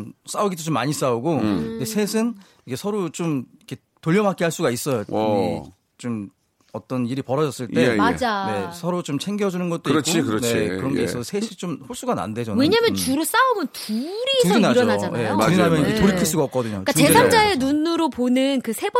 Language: Korean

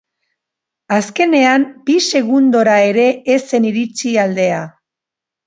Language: Basque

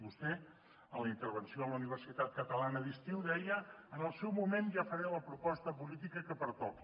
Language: Catalan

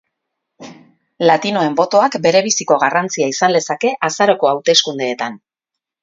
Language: Basque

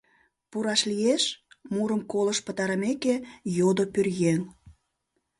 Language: Mari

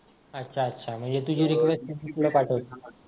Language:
Marathi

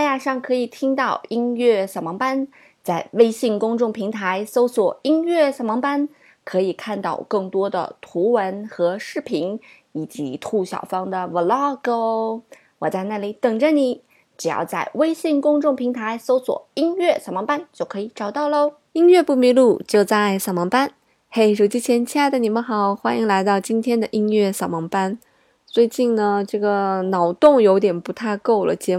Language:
Chinese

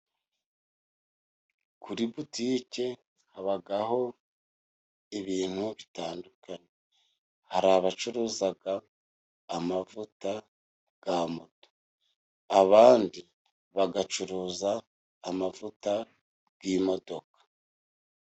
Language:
Kinyarwanda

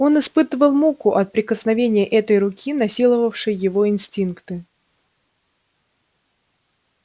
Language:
Russian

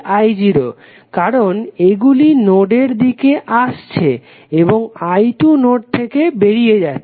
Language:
Bangla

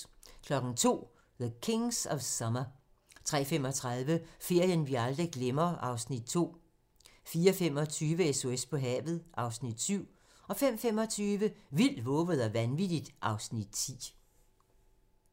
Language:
Danish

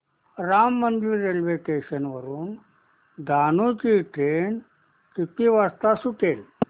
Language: Marathi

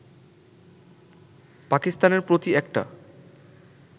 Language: Bangla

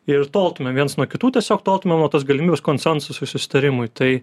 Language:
Lithuanian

